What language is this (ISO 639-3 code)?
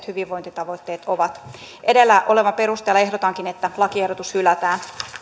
fin